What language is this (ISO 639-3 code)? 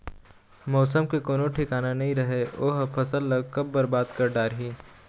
hne